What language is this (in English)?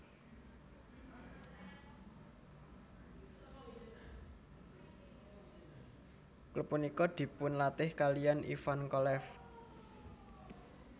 Javanese